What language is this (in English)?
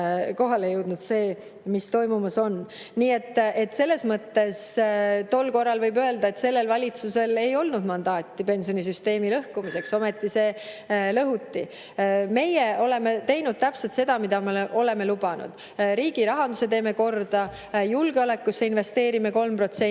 Estonian